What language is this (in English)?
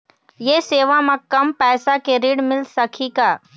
Chhattisgarhi